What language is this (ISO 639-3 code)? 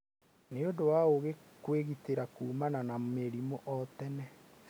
kik